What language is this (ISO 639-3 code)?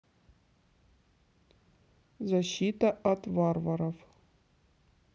rus